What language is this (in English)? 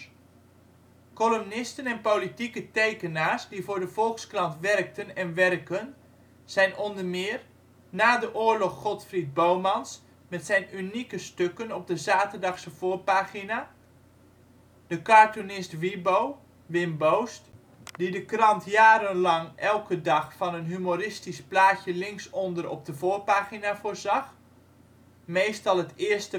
Dutch